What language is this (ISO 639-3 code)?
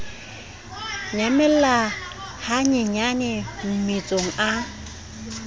sot